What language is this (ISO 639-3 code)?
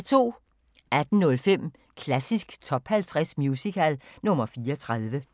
dan